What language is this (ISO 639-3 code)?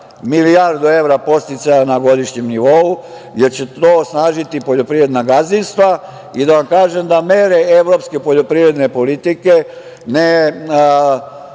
srp